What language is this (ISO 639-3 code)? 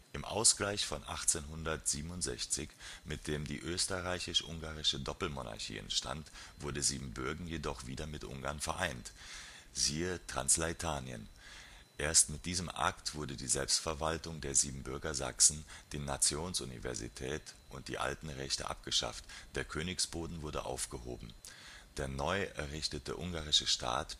deu